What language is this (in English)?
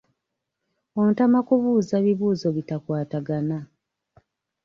Ganda